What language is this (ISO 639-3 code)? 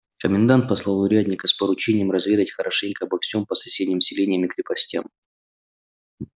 rus